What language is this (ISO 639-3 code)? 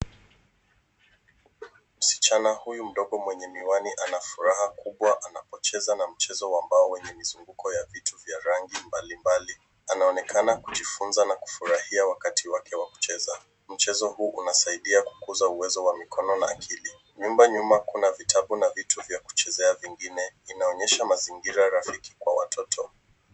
swa